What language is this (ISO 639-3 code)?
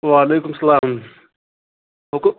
kas